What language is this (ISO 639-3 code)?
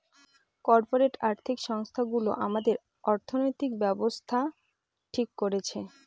ben